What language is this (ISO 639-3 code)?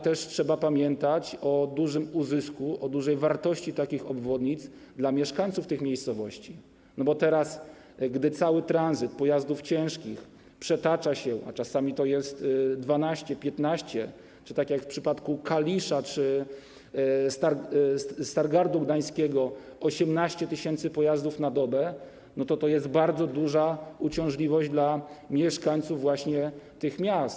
pol